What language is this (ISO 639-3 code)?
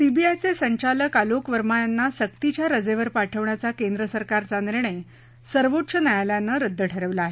mar